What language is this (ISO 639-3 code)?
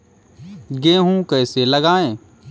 hin